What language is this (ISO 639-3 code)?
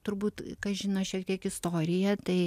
lit